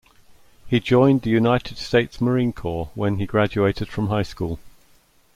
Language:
English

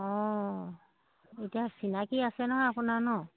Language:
Assamese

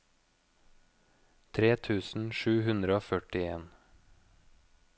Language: Norwegian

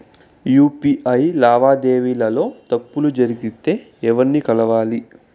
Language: Telugu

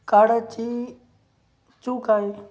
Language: Marathi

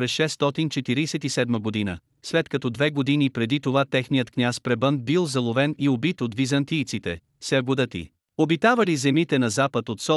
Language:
Bulgarian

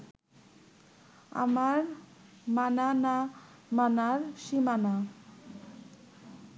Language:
Bangla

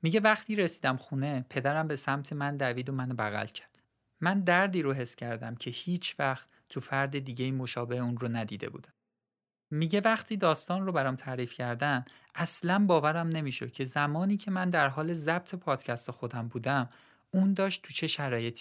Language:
Persian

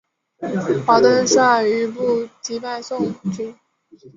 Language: Chinese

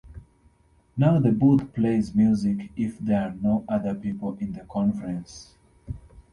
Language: English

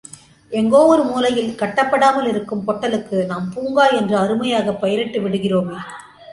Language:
Tamil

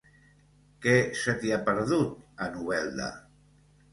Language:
Catalan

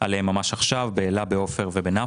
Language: Hebrew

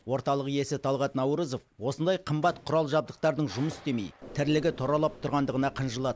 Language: Kazakh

